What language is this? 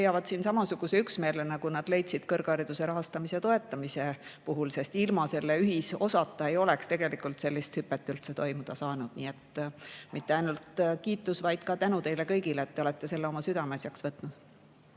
Estonian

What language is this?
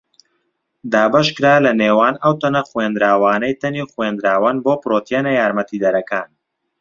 Central Kurdish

